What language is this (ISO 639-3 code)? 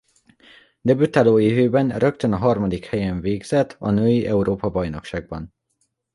hun